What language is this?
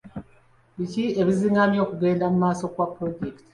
Ganda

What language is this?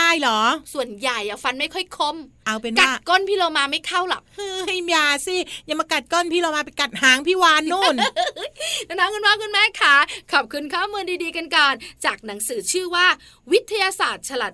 Thai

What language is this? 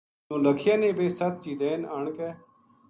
Gujari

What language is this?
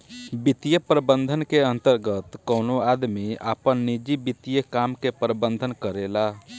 Bhojpuri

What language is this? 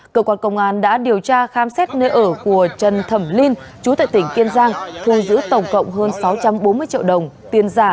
Vietnamese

